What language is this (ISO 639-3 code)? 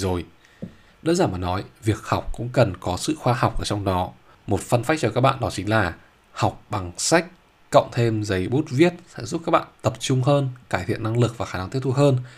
vie